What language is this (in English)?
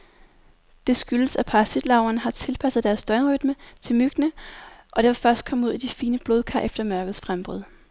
Danish